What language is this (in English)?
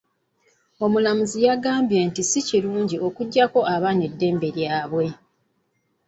Ganda